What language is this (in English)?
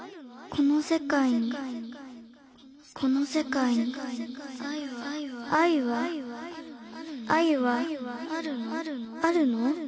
Japanese